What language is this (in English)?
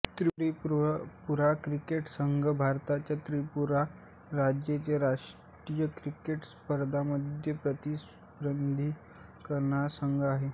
Marathi